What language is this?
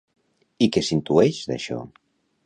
Catalan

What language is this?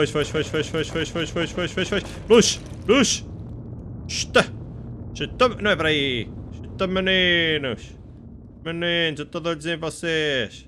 Portuguese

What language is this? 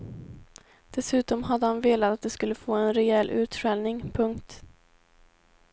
Swedish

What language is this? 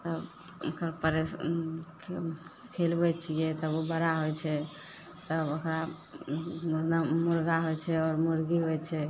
Maithili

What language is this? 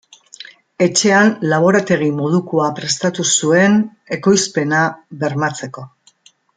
Basque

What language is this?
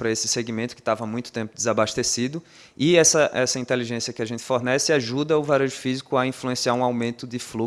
Portuguese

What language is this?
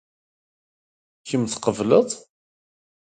Kabyle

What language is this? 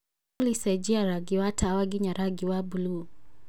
Kikuyu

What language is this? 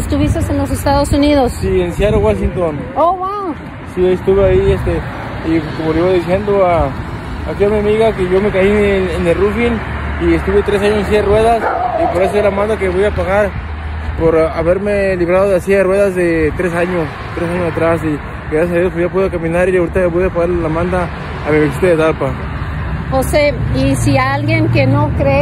Spanish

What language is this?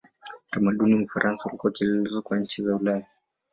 Swahili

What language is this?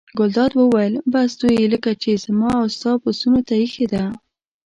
Pashto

